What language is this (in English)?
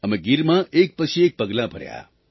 Gujarati